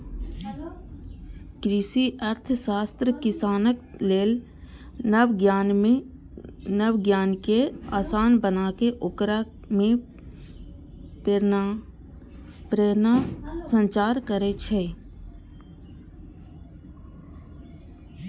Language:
Maithili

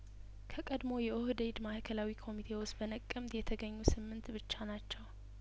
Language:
Amharic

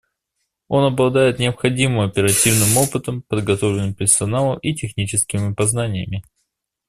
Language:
Russian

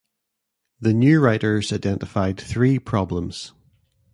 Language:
English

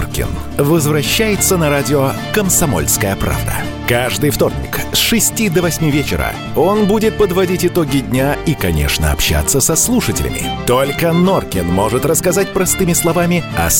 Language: Russian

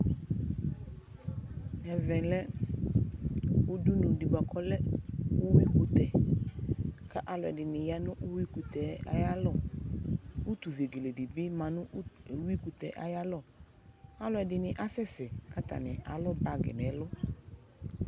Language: Ikposo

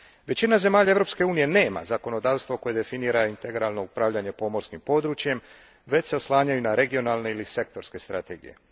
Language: Croatian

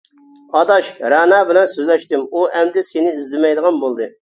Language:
Uyghur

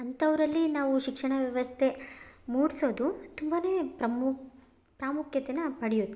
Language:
Kannada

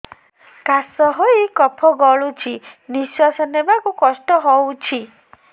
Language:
Odia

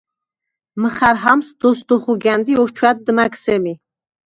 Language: Svan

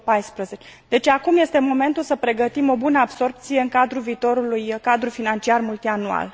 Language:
Romanian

